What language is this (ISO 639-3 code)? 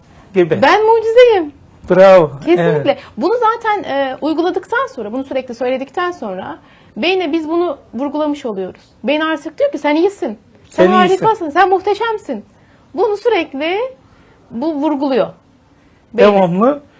tur